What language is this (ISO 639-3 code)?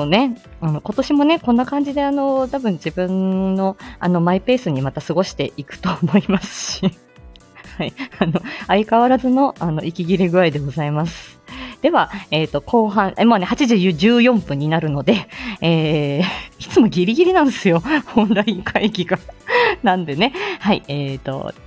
jpn